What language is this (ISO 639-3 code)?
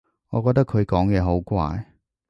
yue